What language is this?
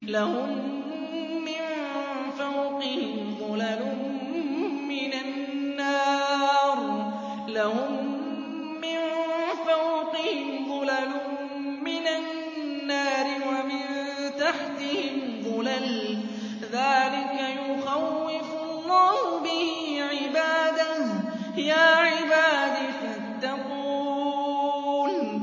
Arabic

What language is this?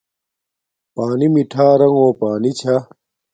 Domaaki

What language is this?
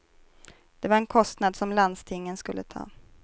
Swedish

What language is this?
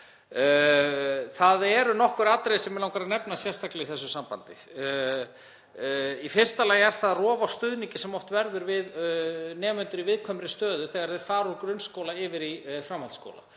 Icelandic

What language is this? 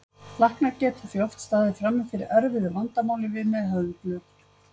Icelandic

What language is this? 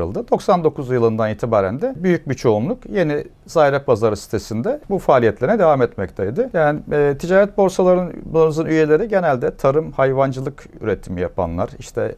Turkish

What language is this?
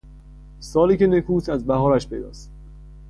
Persian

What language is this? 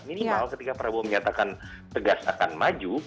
Indonesian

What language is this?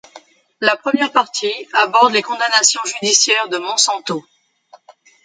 French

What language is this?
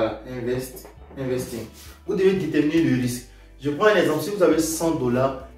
French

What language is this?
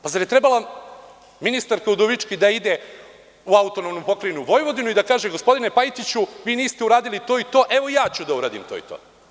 Serbian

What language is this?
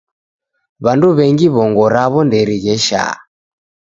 Taita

